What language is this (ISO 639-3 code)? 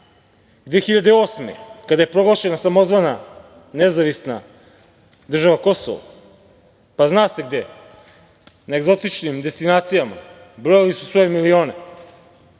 srp